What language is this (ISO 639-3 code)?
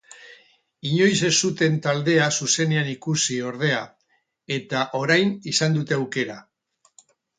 eus